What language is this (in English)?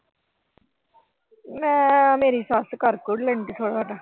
Punjabi